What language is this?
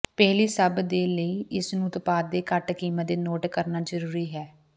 Punjabi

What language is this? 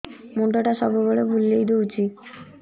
Odia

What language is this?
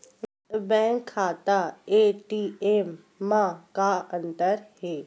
Chhattisgarhi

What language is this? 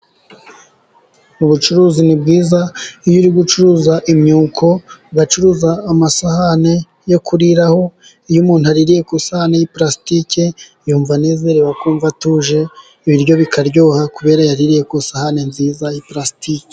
Kinyarwanda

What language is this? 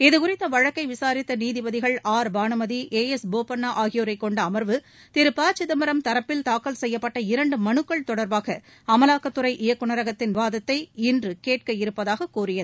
Tamil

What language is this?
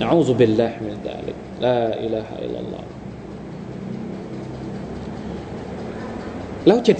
Thai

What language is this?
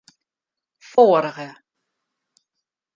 Western Frisian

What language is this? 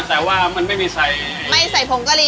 Thai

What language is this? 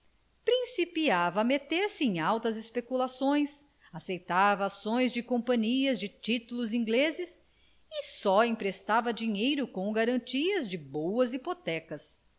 Portuguese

